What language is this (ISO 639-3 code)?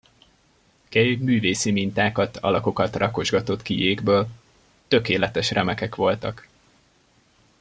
hun